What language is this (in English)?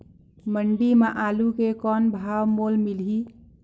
Chhattisgarhi